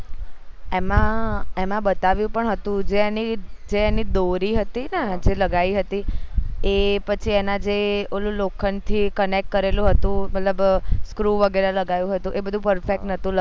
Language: Gujarati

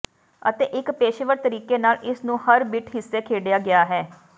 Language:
Punjabi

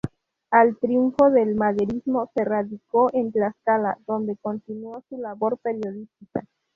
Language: Spanish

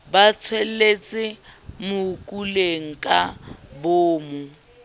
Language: Southern Sotho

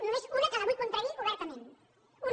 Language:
Catalan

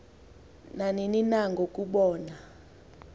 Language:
Xhosa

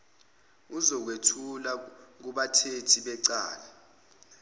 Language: Zulu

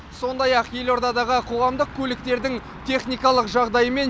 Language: Kazakh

